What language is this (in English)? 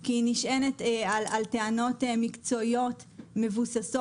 Hebrew